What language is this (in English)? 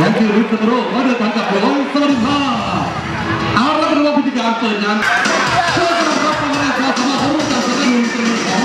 Thai